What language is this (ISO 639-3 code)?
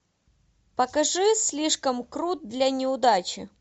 rus